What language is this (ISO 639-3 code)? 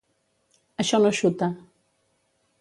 cat